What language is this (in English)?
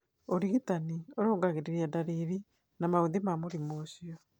Kikuyu